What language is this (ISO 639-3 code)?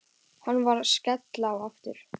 isl